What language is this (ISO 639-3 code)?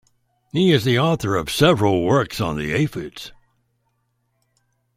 eng